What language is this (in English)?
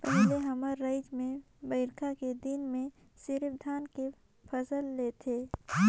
Chhattisgarhi